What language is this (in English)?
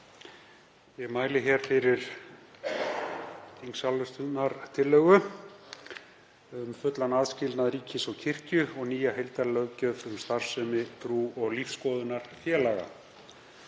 Icelandic